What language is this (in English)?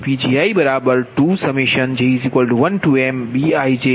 Gujarati